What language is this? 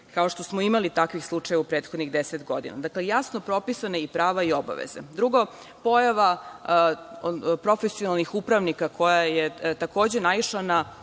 Serbian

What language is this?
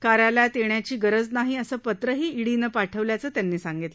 Marathi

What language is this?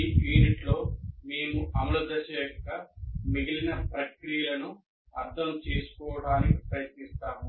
Telugu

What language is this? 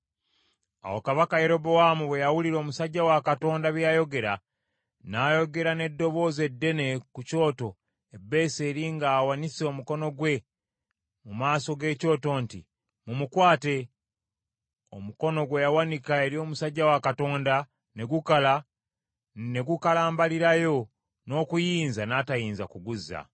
Ganda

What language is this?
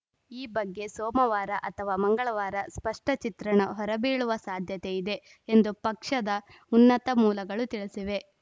Kannada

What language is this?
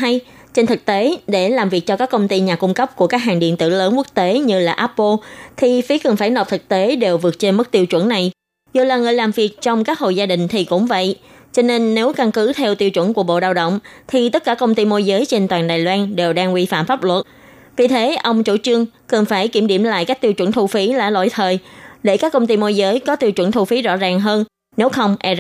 Vietnamese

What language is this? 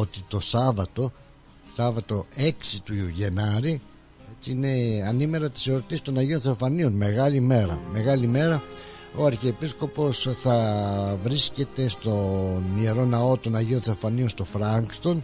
Greek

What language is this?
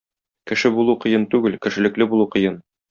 Tatar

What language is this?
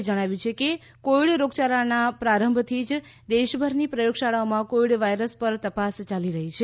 Gujarati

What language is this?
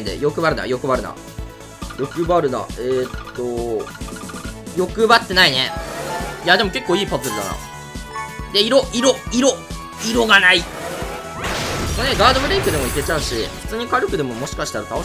Japanese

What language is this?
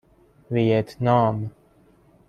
Persian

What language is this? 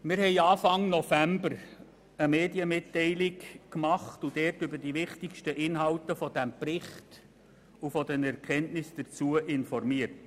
Swiss German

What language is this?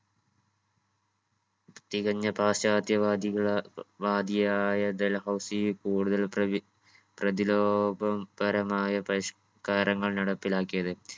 Malayalam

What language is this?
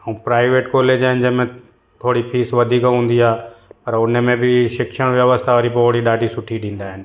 Sindhi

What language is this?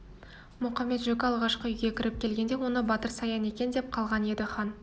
Kazakh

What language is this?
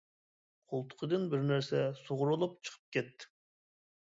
Uyghur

